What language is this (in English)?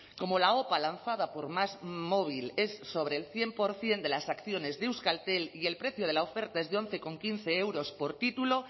Spanish